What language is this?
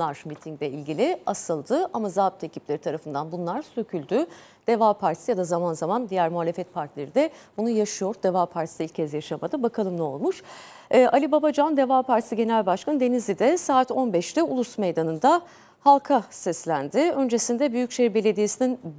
Turkish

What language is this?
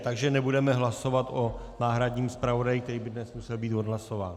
Czech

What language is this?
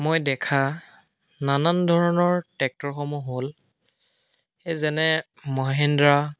Assamese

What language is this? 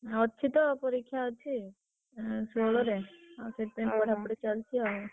Odia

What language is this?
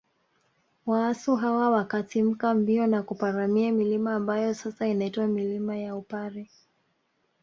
Swahili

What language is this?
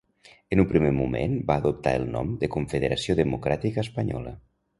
Catalan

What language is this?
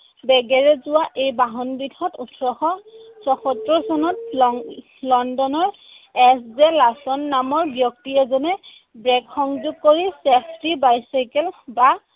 Assamese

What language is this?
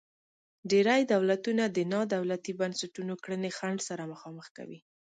Pashto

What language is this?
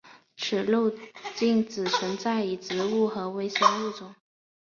Chinese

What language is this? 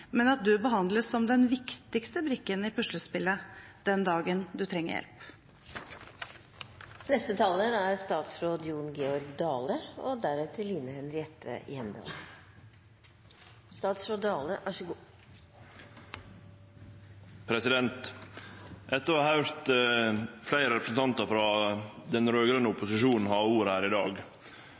Norwegian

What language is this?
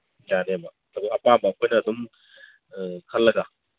Manipuri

